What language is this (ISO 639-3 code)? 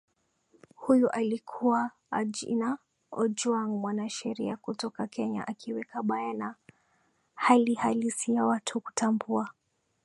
swa